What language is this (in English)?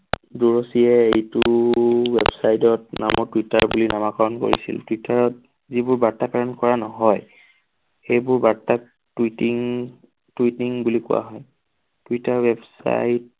Assamese